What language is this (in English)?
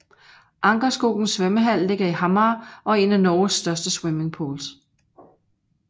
Danish